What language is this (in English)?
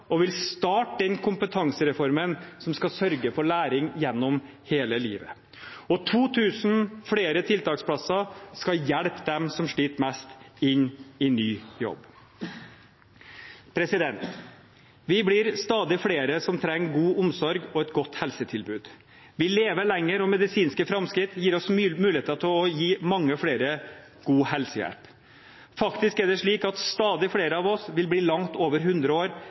Norwegian Bokmål